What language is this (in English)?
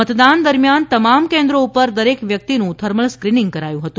Gujarati